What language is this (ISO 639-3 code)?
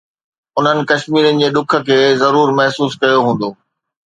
snd